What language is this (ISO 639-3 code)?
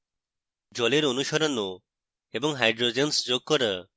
ben